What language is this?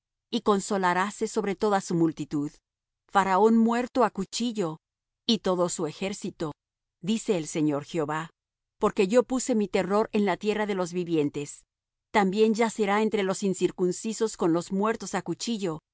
Spanish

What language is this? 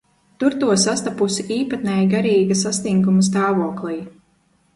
Latvian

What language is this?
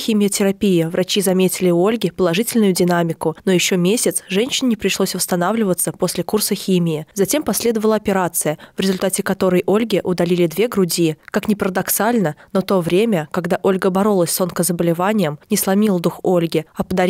Russian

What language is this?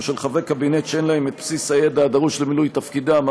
Hebrew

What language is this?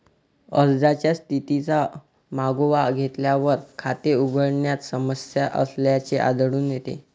Marathi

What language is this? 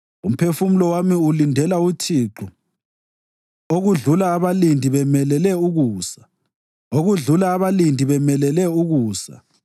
North Ndebele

